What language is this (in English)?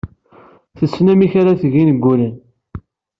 Kabyle